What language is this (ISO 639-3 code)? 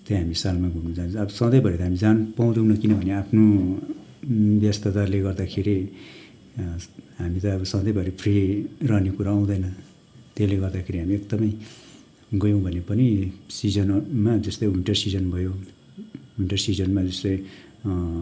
nep